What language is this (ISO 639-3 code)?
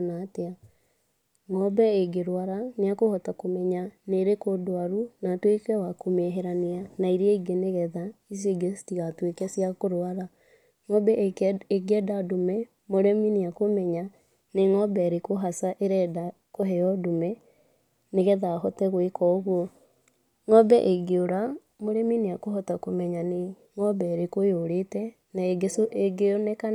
kik